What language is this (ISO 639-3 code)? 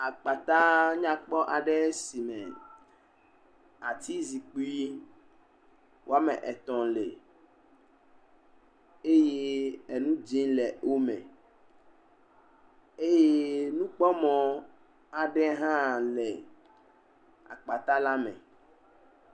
ewe